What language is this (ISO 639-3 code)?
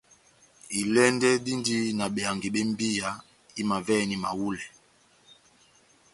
bnm